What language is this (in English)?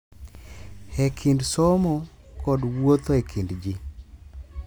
Luo (Kenya and Tanzania)